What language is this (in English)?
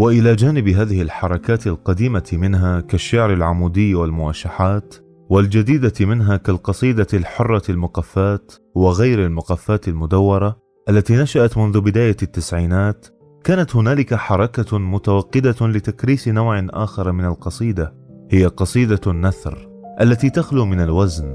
Arabic